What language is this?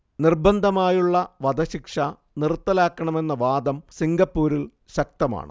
Malayalam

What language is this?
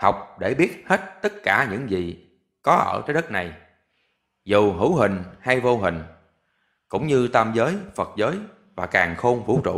Vietnamese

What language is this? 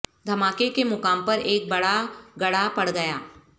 Urdu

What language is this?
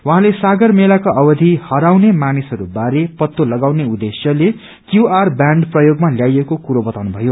Nepali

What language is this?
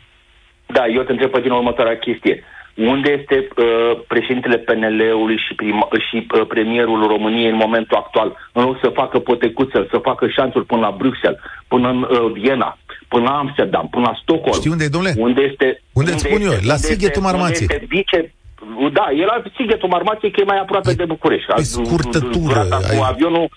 Romanian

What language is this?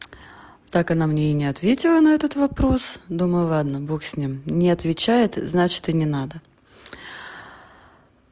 Russian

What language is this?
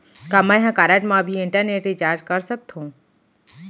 Chhattisgarhi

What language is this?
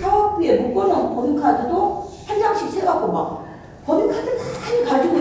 Korean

